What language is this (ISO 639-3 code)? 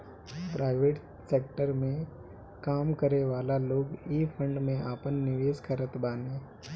bho